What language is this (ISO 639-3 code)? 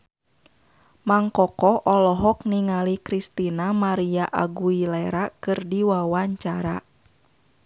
sun